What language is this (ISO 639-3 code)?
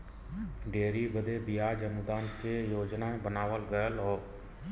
bho